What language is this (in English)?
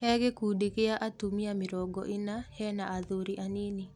Kikuyu